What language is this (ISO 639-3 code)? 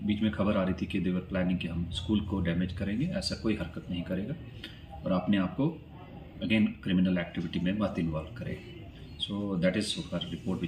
hin